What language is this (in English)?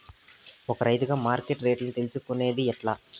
Telugu